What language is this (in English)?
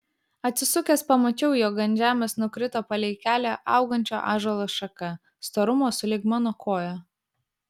Lithuanian